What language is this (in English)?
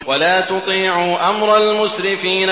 Arabic